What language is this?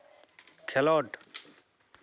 Santali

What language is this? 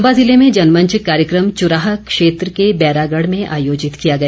Hindi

